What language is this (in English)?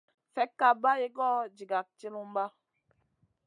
Masana